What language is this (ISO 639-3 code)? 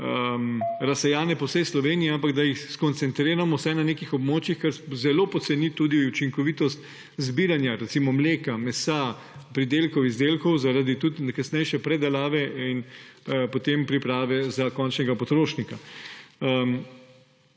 slv